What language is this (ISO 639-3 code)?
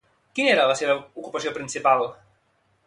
cat